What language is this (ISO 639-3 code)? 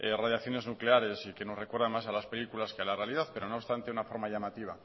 spa